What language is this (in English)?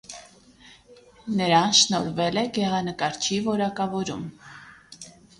Armenian